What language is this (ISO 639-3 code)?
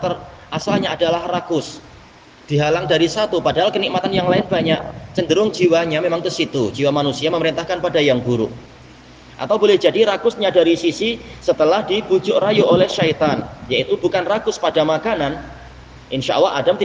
ind